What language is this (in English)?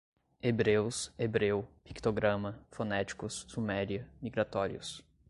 Portuguese